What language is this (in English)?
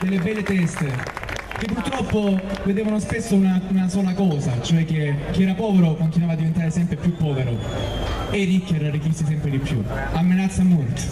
Italian